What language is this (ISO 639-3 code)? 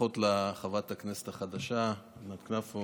heb